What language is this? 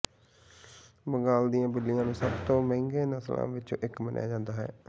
Punjabi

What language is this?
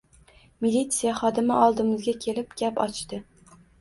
Uzbek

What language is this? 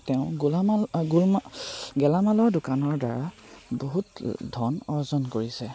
Assamese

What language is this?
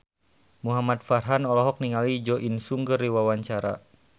Sundanese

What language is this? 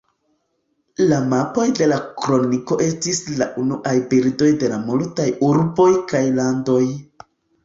Esperanto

